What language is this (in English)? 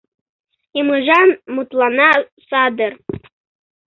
Mari